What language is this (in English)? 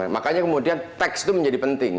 Indonesian